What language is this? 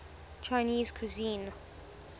English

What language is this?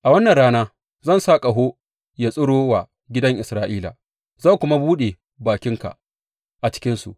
Hausa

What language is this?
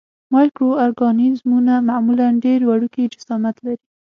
Pashto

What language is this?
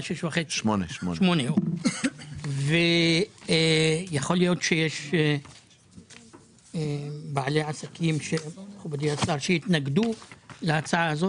Hebrew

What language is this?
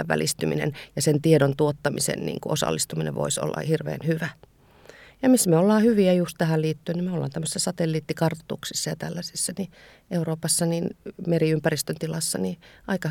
Finnish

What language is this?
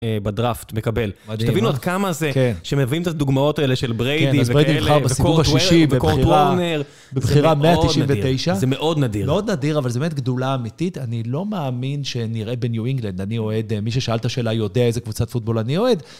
Hebrew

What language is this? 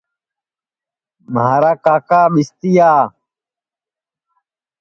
Sansi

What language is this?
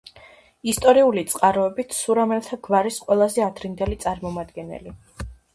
Georgian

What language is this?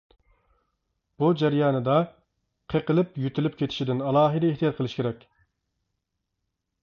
Uyghur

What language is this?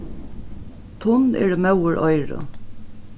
Faroese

